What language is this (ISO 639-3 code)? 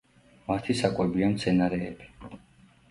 kat